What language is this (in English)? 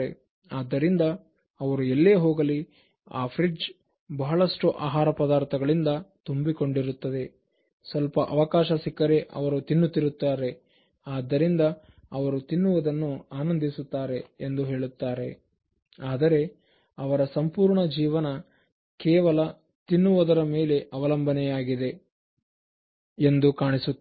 Kannada